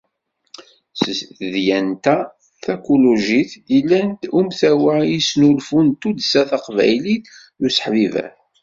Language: Kabyle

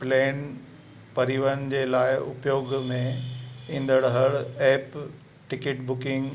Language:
Sindhi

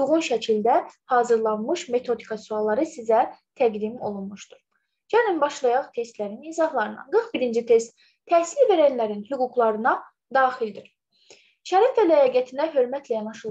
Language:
Turkish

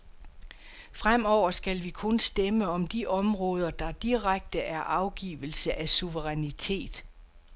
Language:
Danish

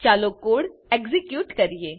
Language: Gujarati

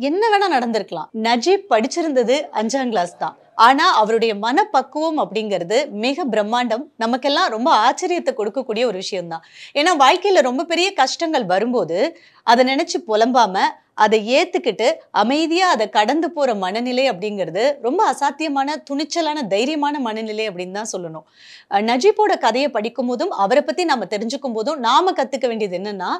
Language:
Tamil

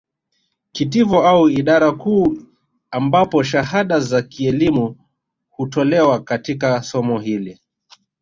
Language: Swahili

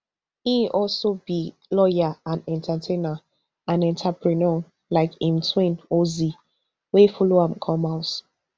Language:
Nigerian Pidgin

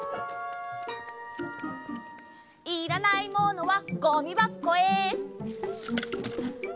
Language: Japanese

